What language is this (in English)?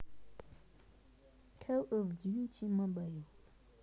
Russian